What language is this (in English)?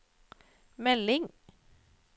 Norwegian